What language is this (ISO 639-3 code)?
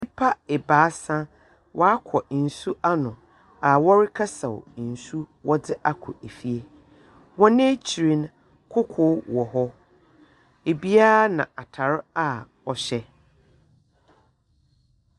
aka